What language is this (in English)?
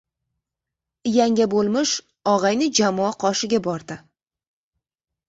Uzbek